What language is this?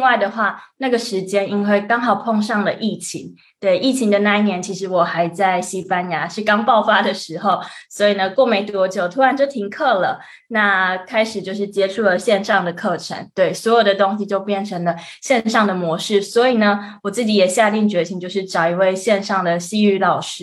Chinese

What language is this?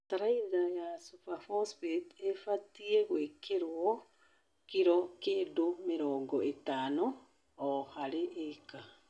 Kikuyu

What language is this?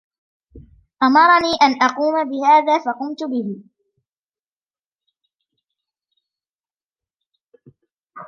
Arabic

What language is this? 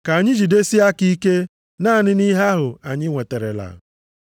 Igbo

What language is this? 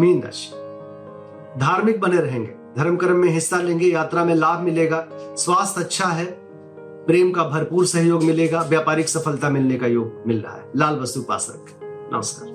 Hindi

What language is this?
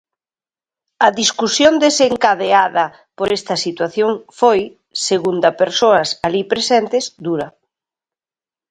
Galician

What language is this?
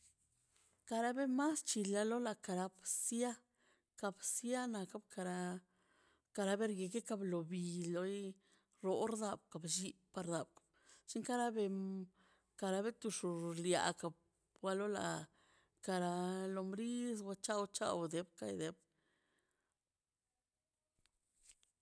Mazaltepec Zapotec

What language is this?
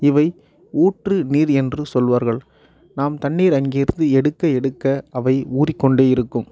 Tamil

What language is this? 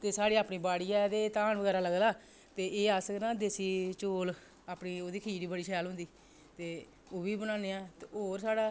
Dogri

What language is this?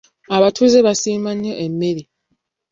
Ganda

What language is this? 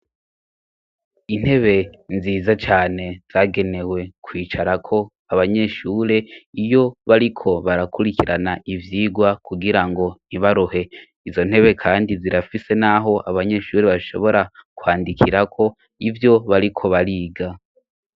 Rundi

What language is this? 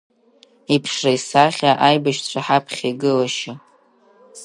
Abkhazian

